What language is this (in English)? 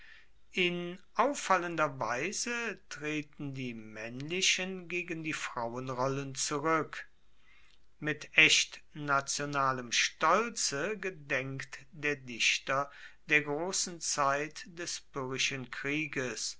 German